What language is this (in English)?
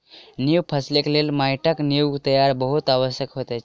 Maithili